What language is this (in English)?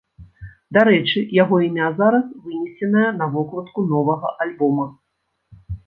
Belarusian